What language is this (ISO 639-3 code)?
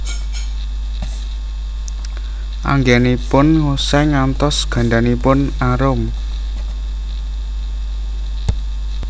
jav